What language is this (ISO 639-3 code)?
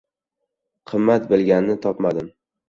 uzb